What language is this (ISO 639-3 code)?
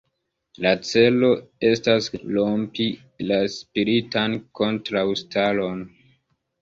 epo